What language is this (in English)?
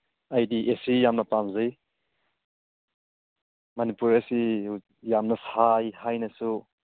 Manipuri